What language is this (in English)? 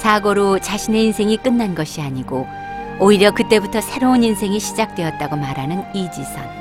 Korean